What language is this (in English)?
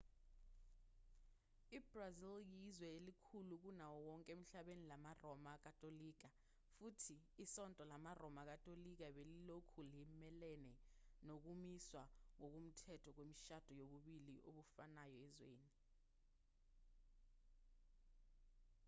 Zulu